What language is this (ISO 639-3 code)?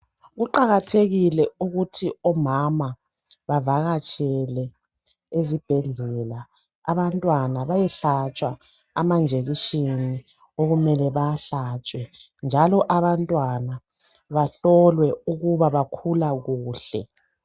nde